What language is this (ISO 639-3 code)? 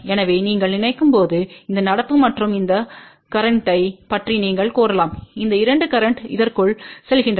tam